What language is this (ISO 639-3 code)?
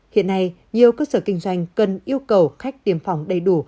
vie